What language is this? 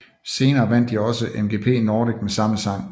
Danish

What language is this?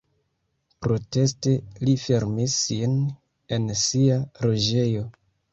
Esperanto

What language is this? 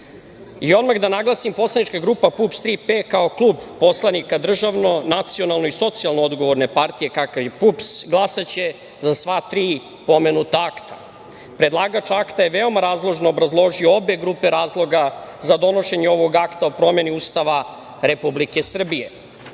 Serbian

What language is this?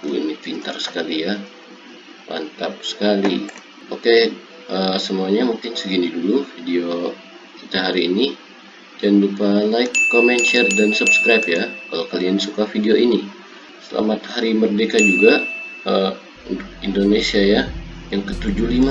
Indonesian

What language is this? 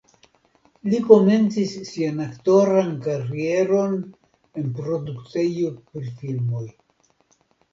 Esperanto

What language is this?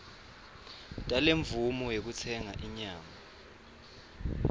Swati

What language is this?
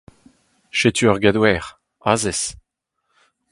Breton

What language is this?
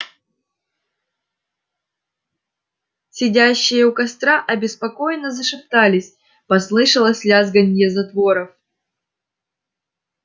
Russian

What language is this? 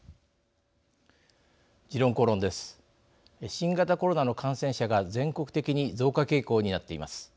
Japanese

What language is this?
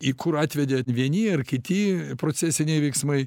Lithuanian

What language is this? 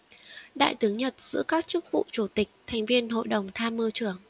Vietnamese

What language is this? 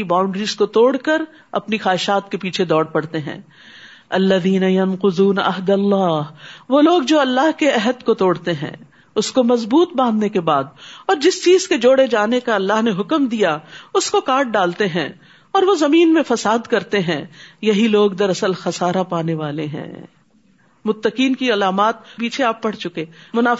Urdu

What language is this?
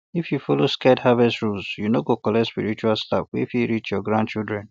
Nigerian Pidgin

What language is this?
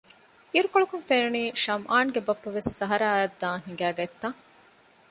Divehi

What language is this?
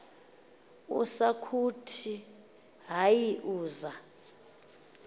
Xhosa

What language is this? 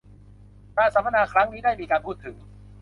Thai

